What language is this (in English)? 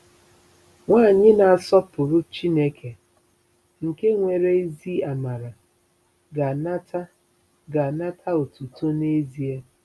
Igbo